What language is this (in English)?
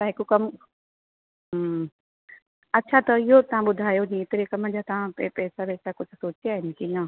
Sindhi